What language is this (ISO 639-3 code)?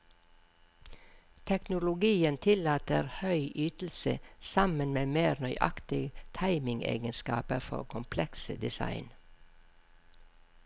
nor